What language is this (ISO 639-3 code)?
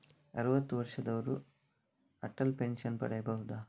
kan